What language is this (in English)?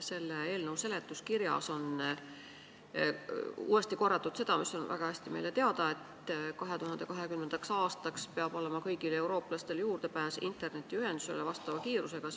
Estonian